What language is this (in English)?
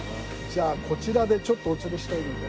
Japanese